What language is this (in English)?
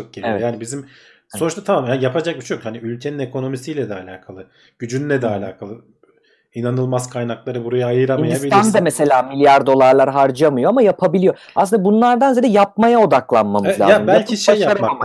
Turkish